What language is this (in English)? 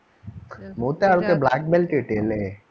Malayalam